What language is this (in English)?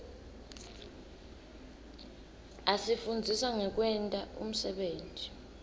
Swati